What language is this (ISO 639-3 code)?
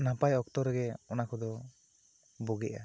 sat